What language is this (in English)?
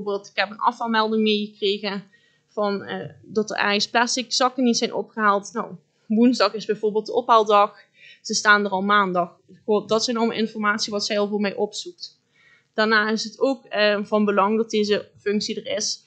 Dutch